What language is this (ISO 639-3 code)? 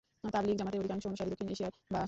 ben